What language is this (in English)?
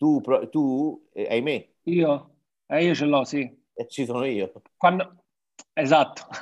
Italian